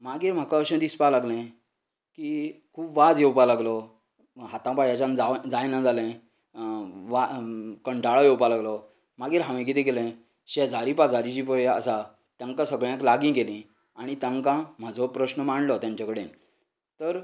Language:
Konkani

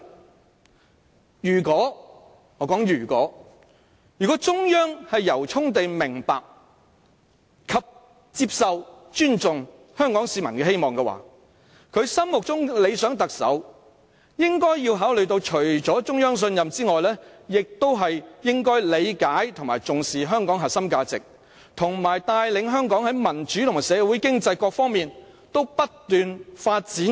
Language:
Cantonese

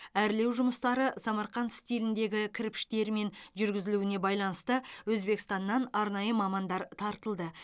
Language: Kazakh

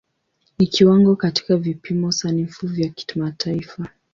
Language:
Swahili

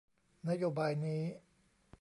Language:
Thai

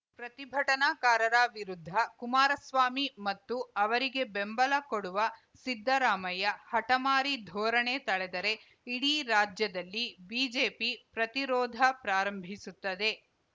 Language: Kannada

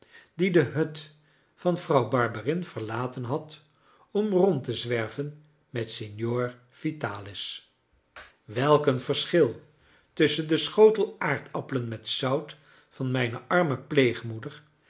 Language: Dutch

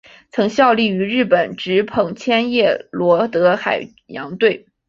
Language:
Chinese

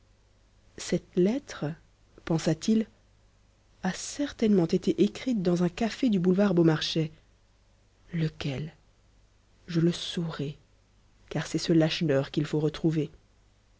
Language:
French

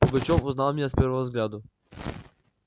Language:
Russian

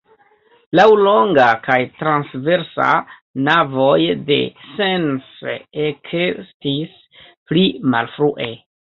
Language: Esperanto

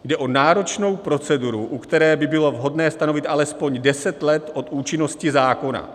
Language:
Czech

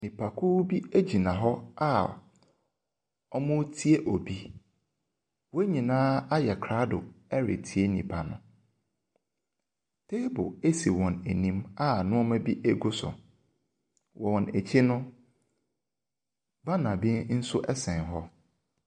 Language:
Akan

